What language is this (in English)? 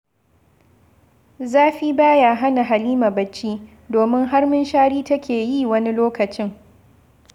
Hausa